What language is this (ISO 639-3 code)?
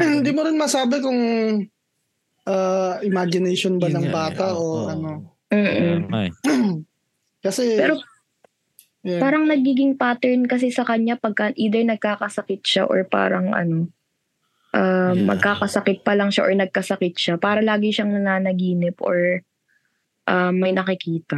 fil